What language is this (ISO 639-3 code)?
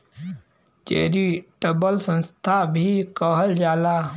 bho